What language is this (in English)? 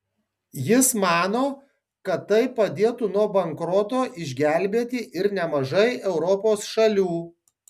Lithuanian